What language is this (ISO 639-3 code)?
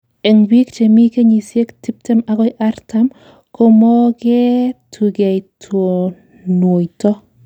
kln